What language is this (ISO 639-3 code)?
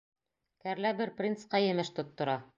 bak